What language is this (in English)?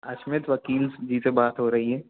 Hindi